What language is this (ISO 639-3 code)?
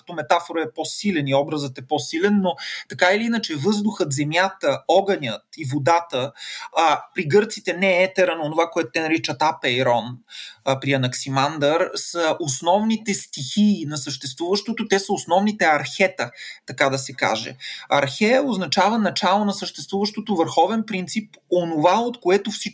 bul